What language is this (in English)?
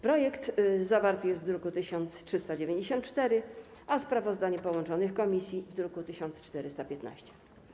Polish